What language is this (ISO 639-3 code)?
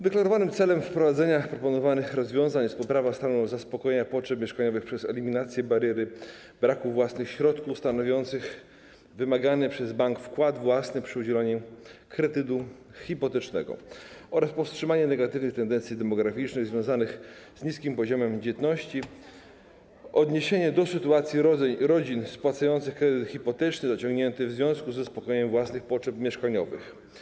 pol